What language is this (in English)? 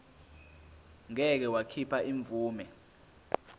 Zulu